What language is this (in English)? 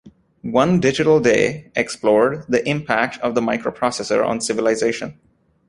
English